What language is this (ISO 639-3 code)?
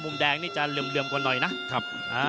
tha